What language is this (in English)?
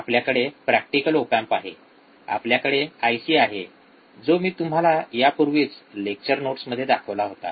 Marathi